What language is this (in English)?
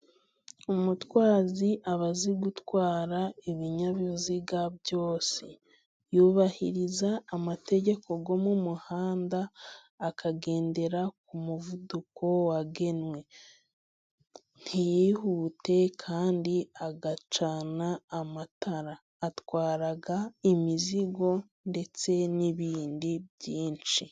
Kinyarwanda